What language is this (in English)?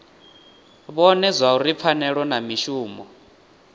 Venda